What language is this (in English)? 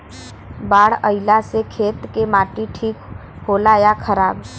Bhojpuri